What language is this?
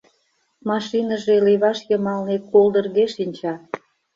Mari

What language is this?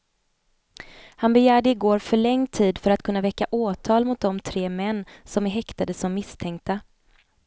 Swedish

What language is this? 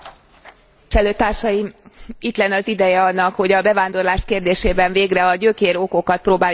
Hungarian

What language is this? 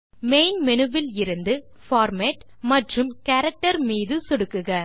Tamil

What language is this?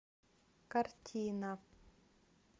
Russian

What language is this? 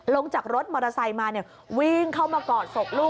Thai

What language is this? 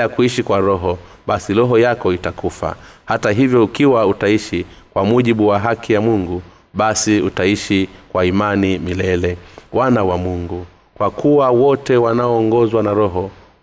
Swahili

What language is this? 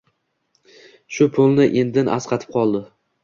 Uzbek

